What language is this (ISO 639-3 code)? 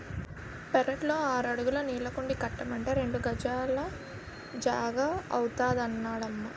tel